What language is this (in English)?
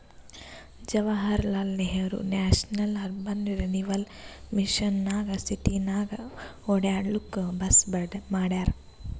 Kannada